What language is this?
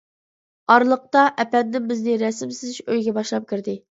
Uyghur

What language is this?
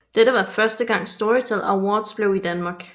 Danish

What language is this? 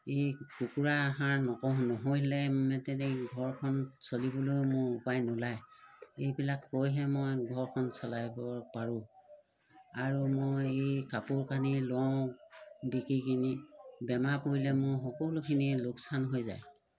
Assamese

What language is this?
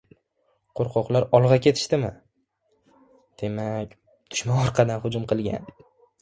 Uzbek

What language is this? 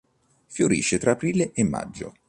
Italian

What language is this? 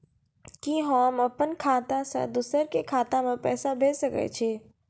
Maithili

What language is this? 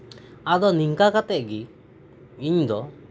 Santali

